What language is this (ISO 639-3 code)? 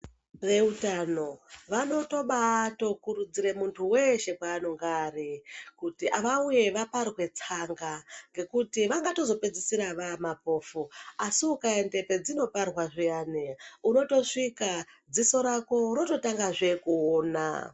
ndc